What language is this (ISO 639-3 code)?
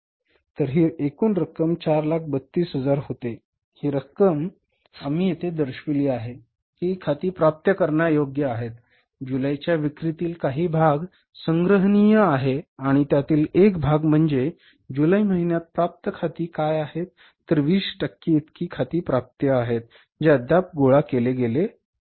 mar